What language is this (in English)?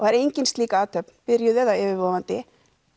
Icelandic